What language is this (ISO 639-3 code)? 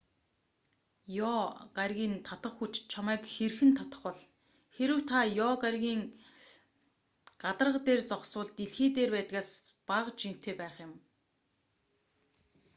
mon